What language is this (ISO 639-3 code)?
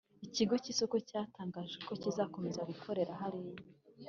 kin